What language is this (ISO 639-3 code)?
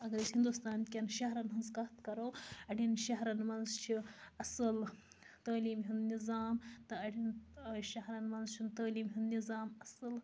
kas